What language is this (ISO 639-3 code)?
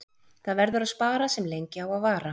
isl